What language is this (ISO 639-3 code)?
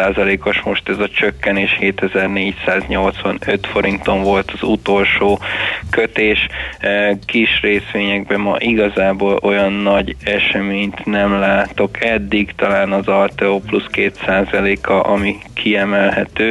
hun